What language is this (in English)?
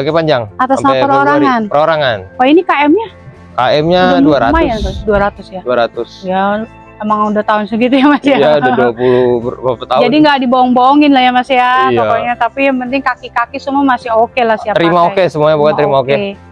Indonesian